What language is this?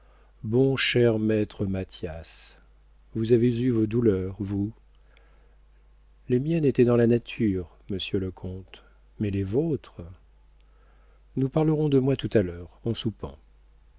French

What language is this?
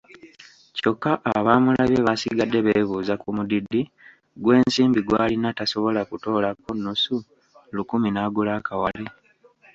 Ganda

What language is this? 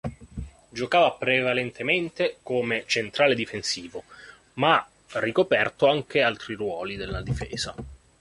Italian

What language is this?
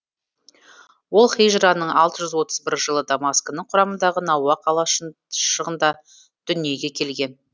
Kazakh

